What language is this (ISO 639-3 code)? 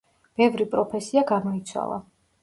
kat